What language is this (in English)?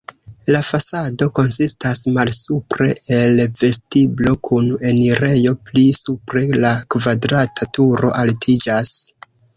Esperanto